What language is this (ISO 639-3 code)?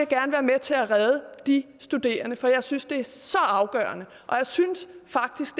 dan